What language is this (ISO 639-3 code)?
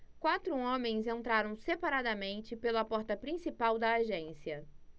por